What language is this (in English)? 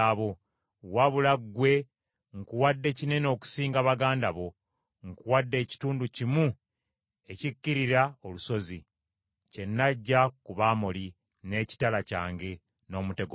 Ganda